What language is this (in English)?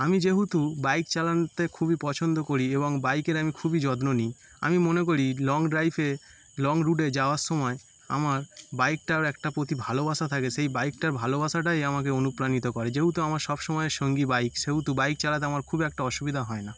Bangla